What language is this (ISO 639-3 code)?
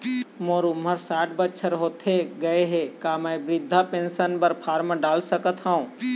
hne